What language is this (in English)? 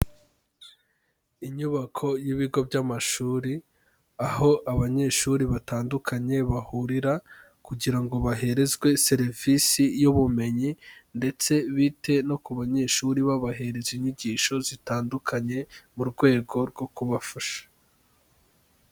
Kinyarwanda